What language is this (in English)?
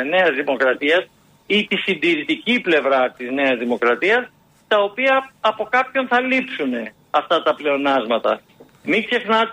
Greek